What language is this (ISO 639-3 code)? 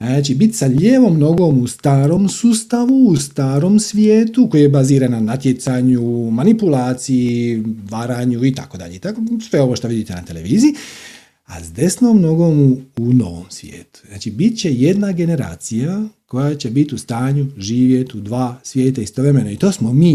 hrv